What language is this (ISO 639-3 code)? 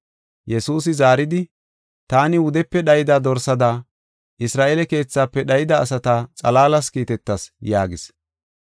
gof